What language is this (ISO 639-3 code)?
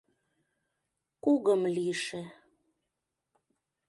chm